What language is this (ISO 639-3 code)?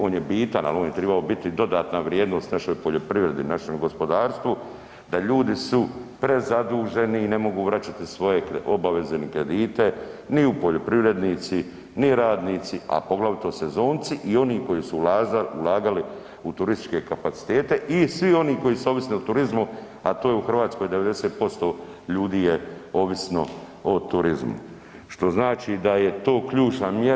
hrv